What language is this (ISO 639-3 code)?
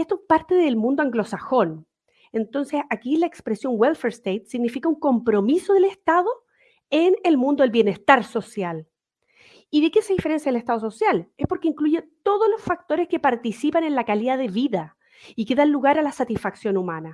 spa